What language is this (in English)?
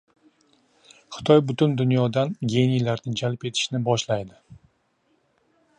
Uzbek